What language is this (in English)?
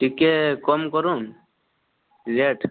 Odia